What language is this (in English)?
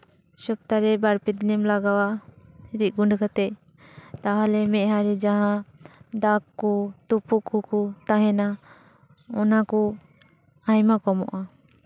Santali